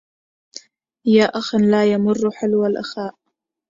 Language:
Arabic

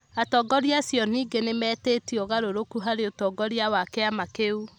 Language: Kikuyu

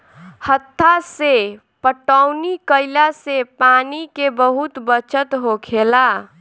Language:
Bhojpuri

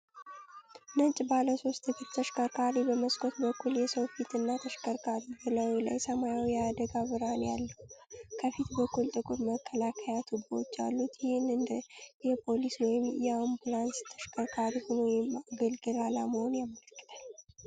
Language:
Amharic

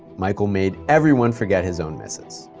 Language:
English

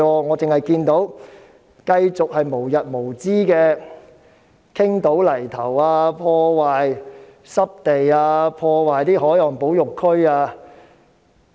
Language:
Cantonese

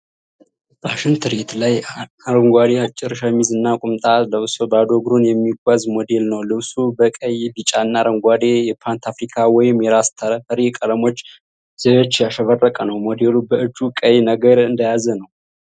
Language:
Amharic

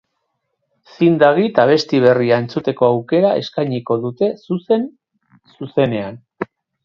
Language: Basque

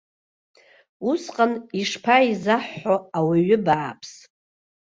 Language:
Abkhazian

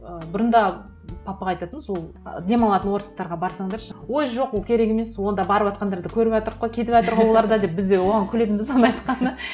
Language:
Kazakh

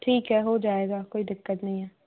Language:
Hindi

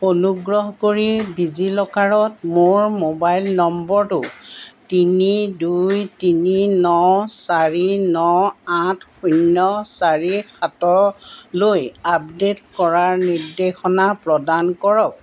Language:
Assamese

